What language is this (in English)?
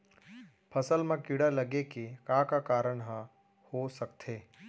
Chhattisgarhi